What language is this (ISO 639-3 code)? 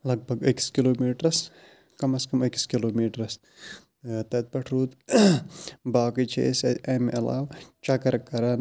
kas